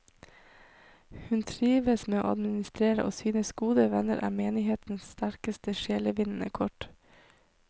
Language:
Norwegian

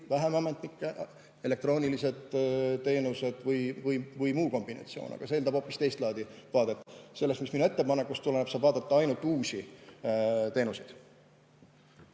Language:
Estonian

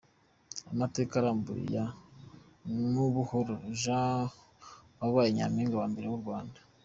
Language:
Kinyarwanda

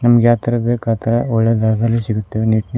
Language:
Kannada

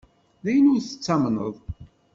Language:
Kabyle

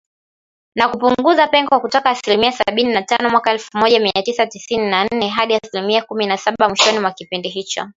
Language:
Swahili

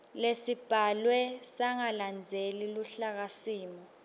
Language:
Swati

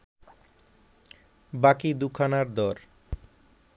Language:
Bangla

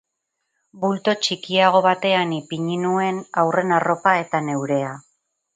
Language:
Basque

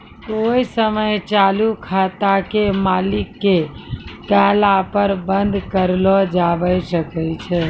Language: Maithili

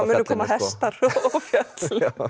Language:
Icelandic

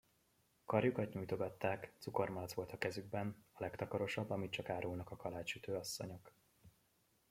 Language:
Hungarian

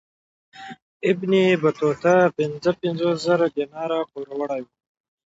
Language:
Pashto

